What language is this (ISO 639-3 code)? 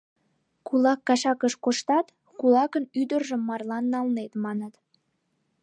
chm